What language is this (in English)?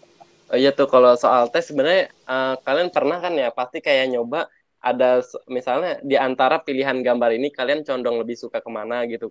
Indonesian